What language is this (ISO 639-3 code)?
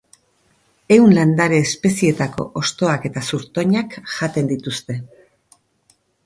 eus